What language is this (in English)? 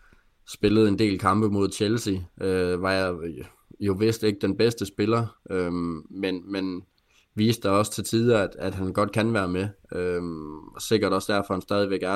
Danish